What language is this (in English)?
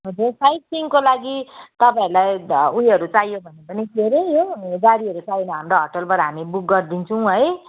Nepali